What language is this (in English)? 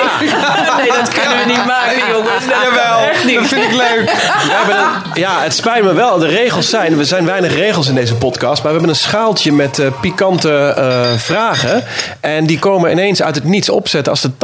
Dutch